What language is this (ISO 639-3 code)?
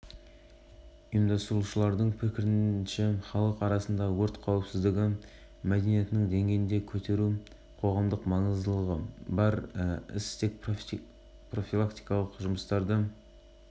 kaz